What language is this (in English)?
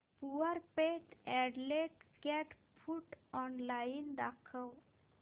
Marathi